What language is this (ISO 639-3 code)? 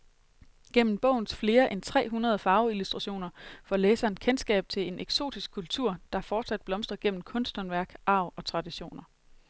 dan